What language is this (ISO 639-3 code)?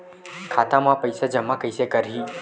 hne